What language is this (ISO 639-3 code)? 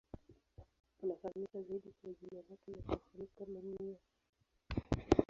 swa